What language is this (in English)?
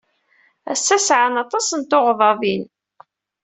Kabyle